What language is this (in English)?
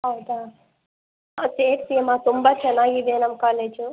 Kannada